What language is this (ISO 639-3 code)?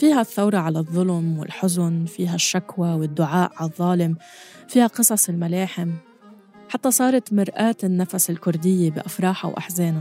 ara